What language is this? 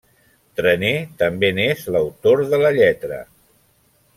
Catalan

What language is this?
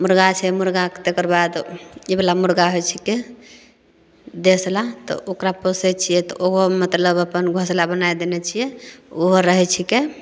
Maithili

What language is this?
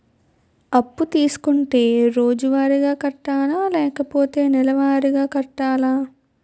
Telugu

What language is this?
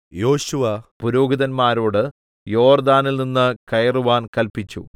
Malayalam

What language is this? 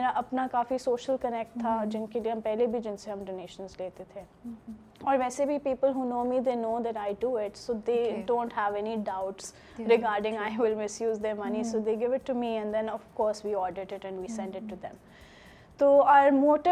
Urdu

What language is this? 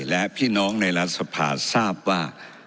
Thai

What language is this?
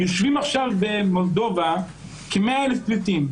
Hebrew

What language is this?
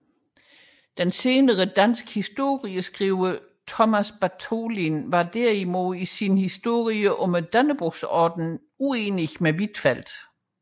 Danish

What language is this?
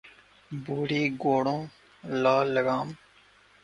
Urdu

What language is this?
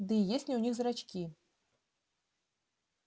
Russian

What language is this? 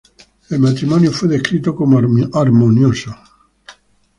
Spanish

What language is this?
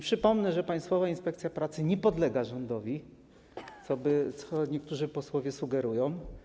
Polish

